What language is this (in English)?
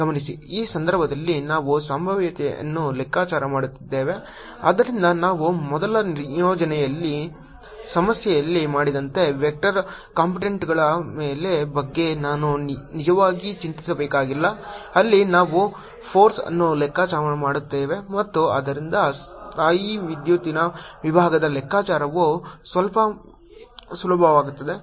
Kannada